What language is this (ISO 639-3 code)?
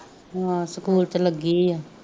pan